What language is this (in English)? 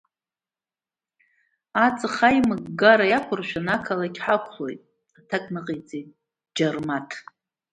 Abkhazian